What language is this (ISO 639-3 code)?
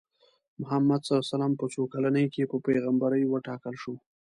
pus